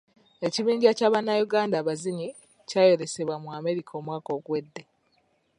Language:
Ganda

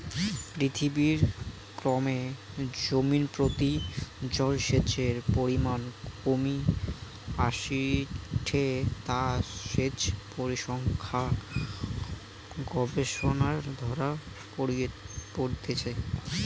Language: Bangla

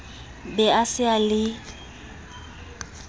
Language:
Southern Sotho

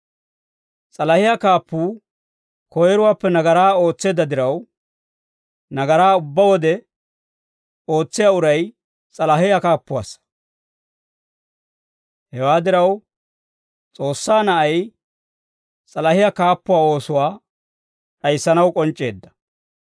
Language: Dawro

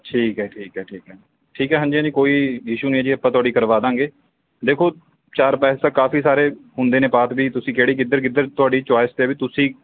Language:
Punjabi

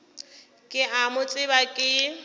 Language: Northern Sotho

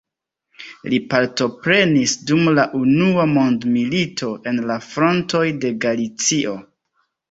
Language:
Esperanto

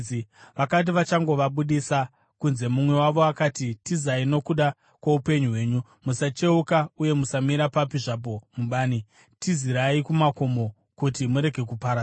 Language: Shona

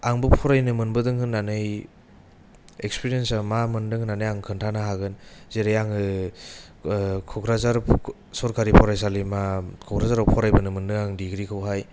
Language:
Bodo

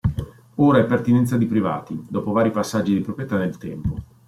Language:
Italian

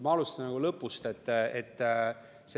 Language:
Estonian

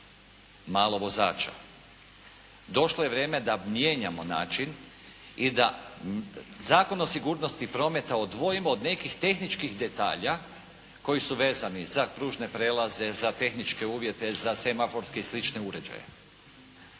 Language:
Croatian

